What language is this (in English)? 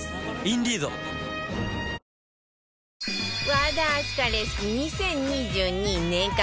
Japanese